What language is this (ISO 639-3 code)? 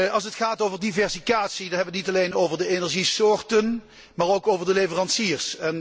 nld